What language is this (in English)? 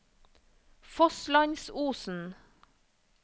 Norwegian